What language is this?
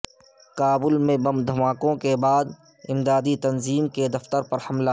Urdu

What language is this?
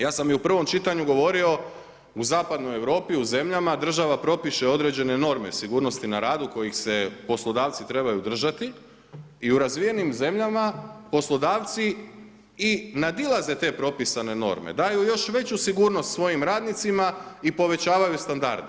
Croatian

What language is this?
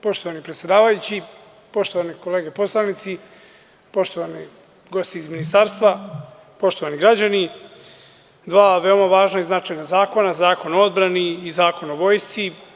Serbian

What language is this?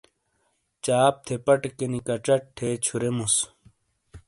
Shina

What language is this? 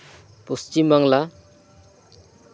Santali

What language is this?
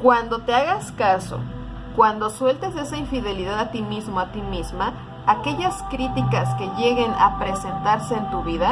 Spanish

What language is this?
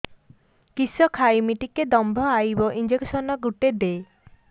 Odia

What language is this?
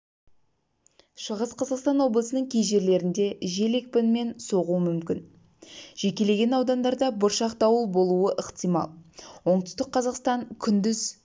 Kazakh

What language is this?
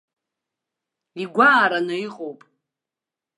Abkhazian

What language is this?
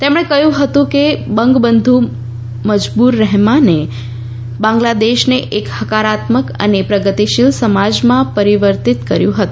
Gujarati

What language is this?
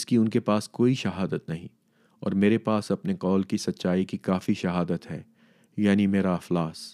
Urdu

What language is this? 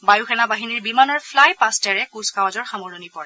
Assamese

